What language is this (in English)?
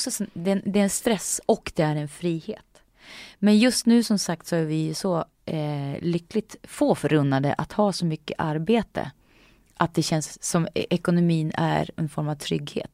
Swedish